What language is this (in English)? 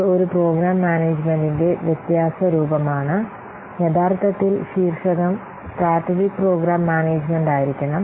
Malayalam